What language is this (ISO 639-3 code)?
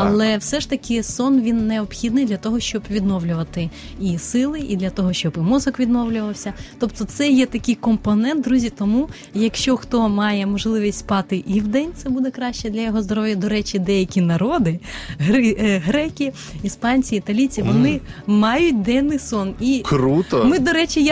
ukr